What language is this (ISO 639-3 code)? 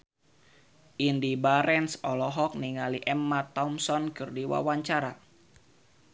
sun